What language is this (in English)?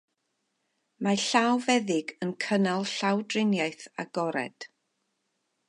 Welsh